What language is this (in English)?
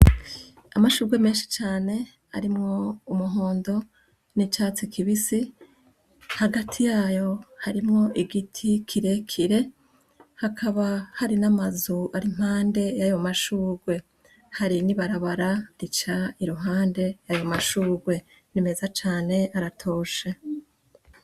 Rundi